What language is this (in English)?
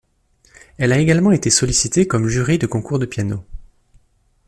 French